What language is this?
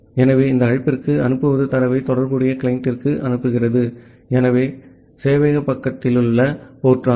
Tamil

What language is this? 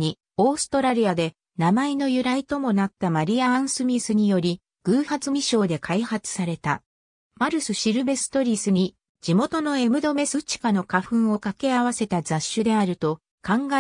Japanese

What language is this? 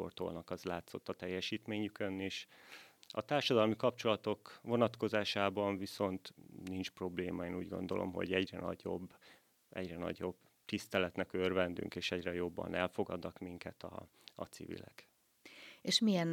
Hungarian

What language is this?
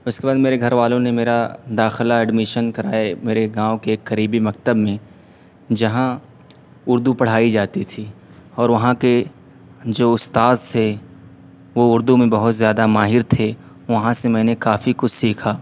Urdu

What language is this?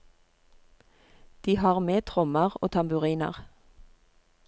Norwegian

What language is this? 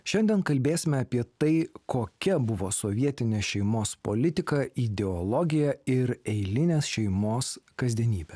Lithuanian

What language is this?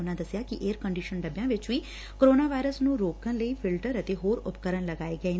Punjabi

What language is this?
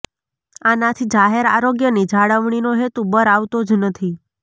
Gujarati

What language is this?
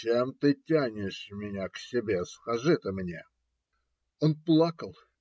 Russian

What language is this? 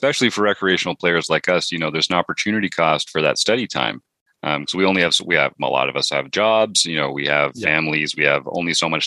English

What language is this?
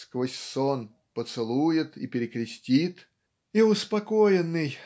Russian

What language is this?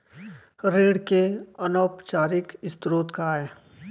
Chhattisgarhi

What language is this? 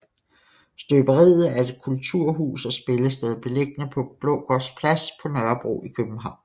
Danish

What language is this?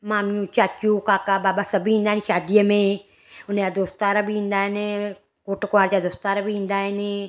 Sindhi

